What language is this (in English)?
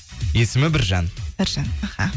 Kazakh